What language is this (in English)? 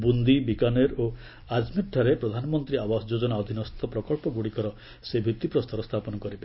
Odia